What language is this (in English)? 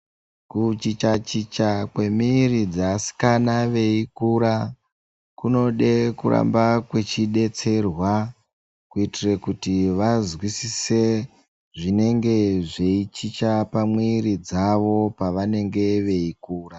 Ndau